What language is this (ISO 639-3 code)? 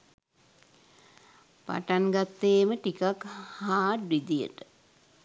sin